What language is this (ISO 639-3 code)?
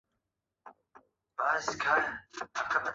zho